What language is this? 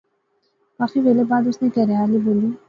Pahari-Potwari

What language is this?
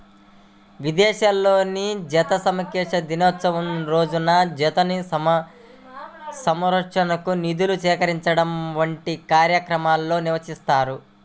Telugu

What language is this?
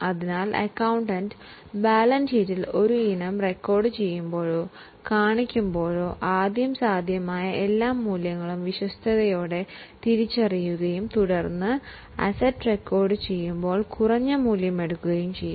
Malayalam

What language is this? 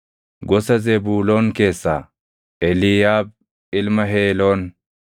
Oromo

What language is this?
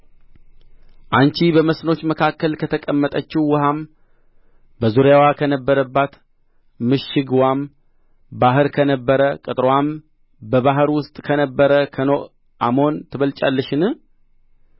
Amharic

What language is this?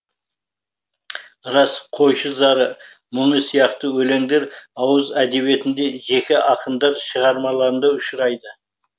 Kazakh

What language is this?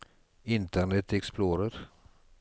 Norwegian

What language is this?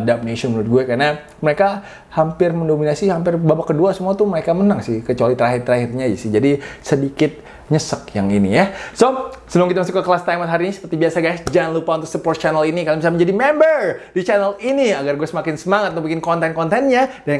Indonesian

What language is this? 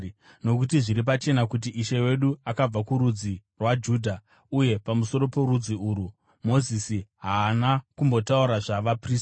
Shona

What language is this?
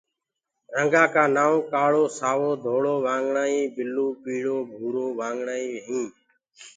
Gurgula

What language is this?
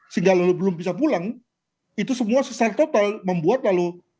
Indonesian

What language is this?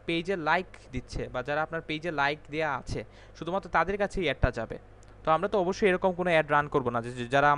Hindi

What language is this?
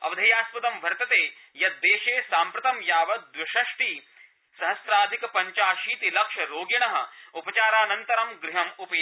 Sanskrit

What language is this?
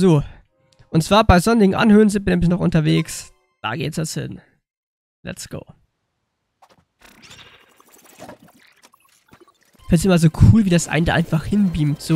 German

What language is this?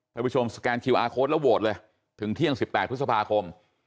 Thai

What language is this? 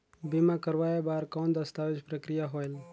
Chhattisgarhi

